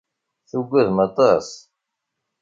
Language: Kabyle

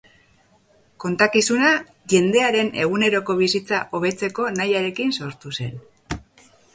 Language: Basque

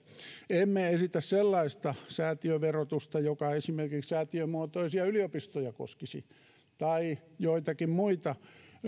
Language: Finnish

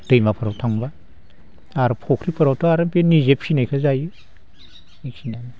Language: Bodo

